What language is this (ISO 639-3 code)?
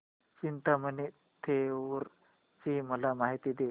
mar